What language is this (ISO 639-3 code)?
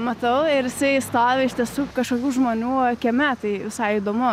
lit